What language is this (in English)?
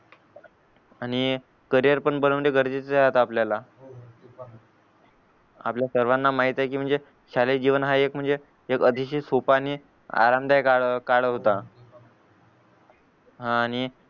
Marathi